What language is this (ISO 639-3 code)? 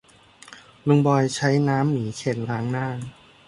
tha